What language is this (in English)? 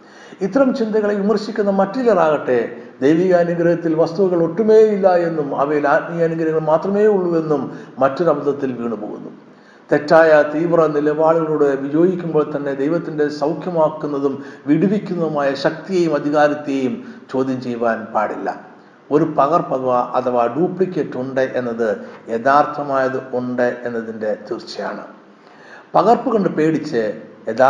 Malayalam